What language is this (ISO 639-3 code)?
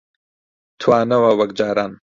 ckb